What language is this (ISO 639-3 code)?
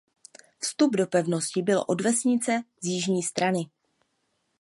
ces